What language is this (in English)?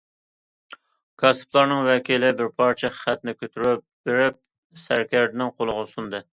Uyghur